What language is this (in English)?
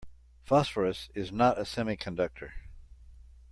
English